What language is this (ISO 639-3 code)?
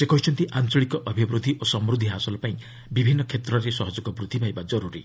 ori